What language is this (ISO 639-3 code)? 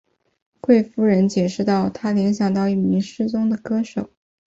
zho